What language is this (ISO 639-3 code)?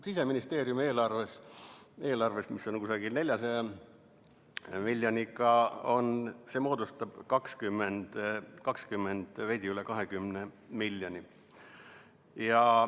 est